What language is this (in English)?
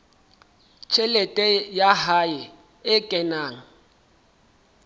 Southern Sotho